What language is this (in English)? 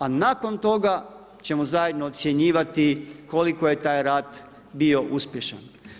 Croatian